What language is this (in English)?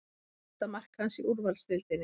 Icelandic